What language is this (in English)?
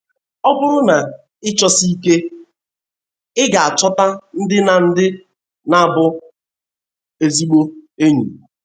Igbo